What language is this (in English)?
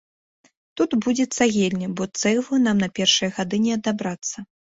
Belarusian